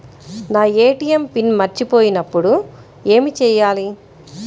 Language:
Telugu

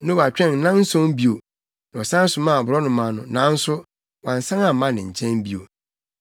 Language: Akan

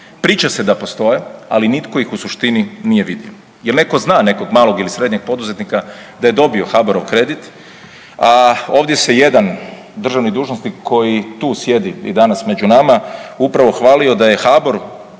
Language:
Croatian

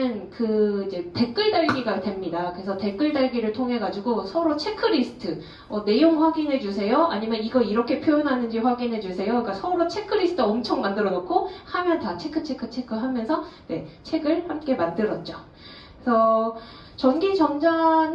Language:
Korean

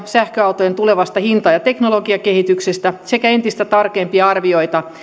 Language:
Finnish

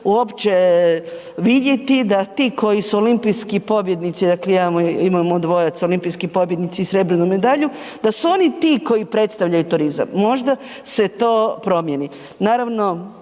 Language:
Croatian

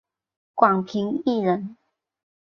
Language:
Chinese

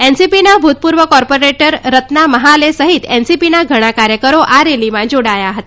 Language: Gujarati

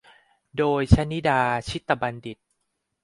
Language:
Thai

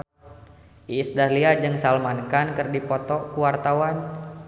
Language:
Sundanese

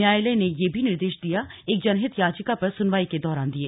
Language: Hindi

